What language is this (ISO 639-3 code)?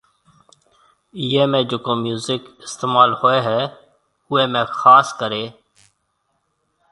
mve